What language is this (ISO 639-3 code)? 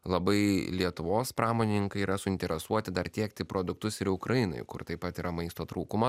lit